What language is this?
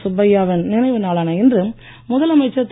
Tamil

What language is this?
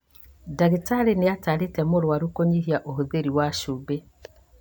Kikuyu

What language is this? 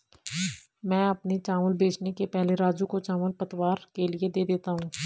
Hindi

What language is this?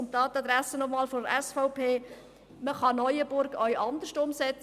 Swiss German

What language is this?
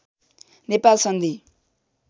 Nepali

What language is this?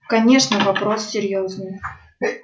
Russian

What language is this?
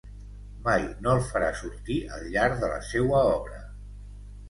Catalan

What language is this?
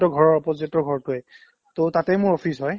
Assamese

